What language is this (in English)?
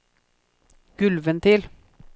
Norwegian